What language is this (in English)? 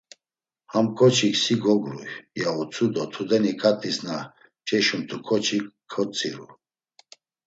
Laz